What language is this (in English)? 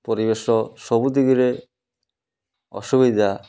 Odia